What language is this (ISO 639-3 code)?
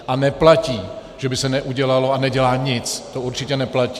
ces